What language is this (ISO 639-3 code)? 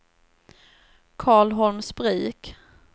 swe